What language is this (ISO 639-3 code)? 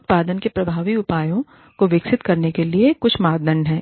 hin